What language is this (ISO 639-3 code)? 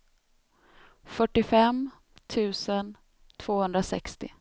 swe